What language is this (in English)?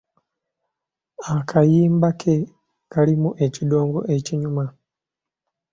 Ganda